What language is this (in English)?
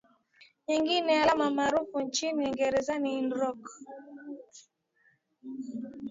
Swahili